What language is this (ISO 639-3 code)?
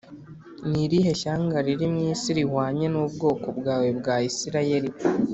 kin